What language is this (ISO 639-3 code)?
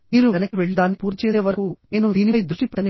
tel